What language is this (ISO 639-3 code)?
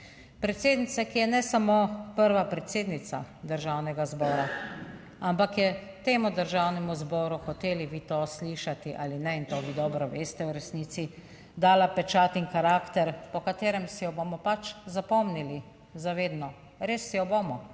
slv